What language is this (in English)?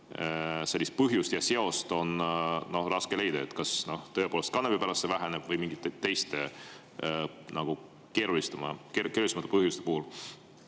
Estonian